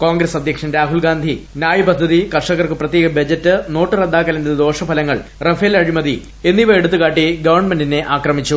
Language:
Malayalam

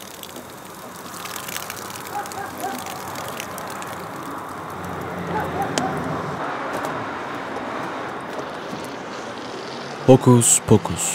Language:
Turkish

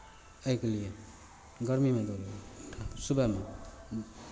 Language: Maithili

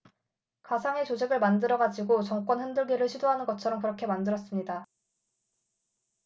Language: Korean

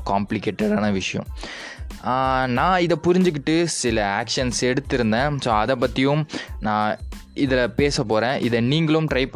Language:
Tamil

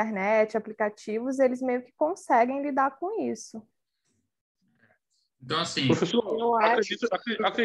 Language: Portuguese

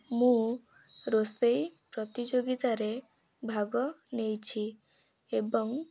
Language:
Odia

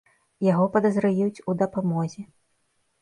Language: Belarusian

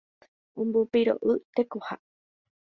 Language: Guarani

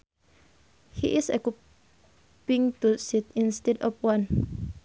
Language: Sundanese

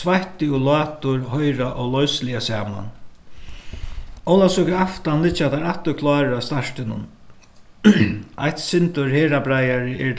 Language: Faroese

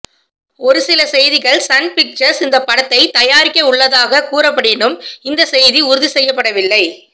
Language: Tamil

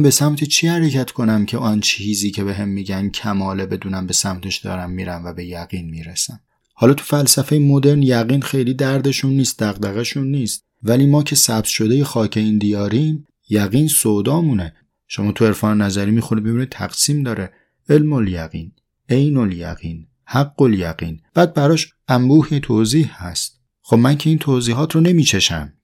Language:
Persian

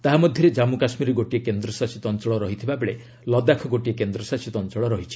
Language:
Odia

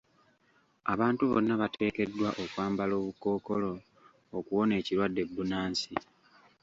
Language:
Ganda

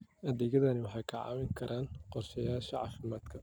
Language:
Somali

